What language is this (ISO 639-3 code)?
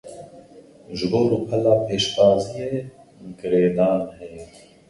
kur